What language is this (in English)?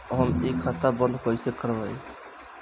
Bhojpuri